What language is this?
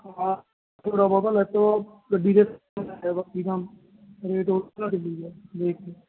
Punjabi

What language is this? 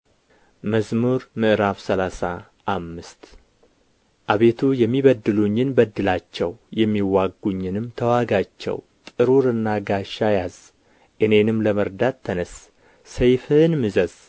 Amharic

